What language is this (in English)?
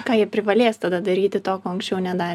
Lithuanian